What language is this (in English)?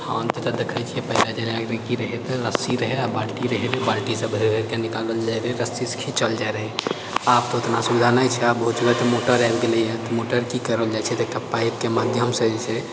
Maithili